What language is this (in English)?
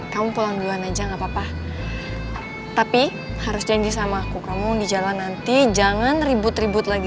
Indonesian